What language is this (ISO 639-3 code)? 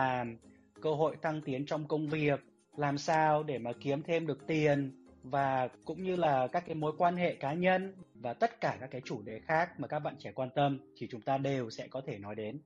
vie